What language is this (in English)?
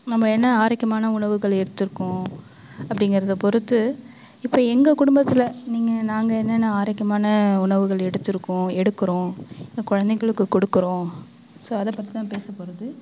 Tamil